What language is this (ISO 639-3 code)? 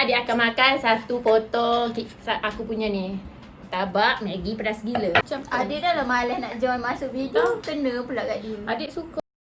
msa